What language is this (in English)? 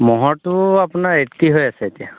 Assamese